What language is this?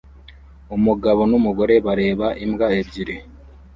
Kinyarwanda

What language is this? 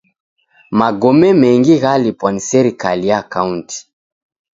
Taita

